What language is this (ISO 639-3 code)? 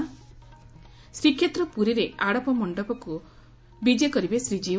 ori